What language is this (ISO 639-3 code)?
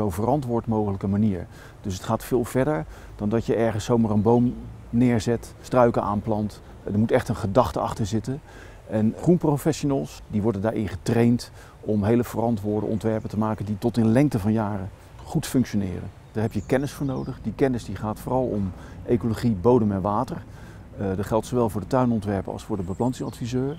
nld